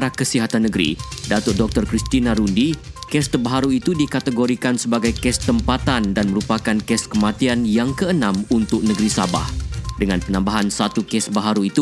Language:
Malay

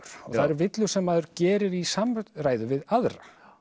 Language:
Icelandic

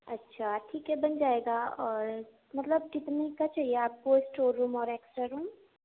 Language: Urdu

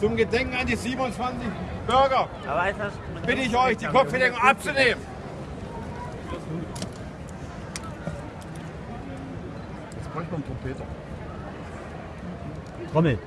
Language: German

